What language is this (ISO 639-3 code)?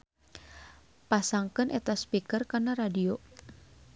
sun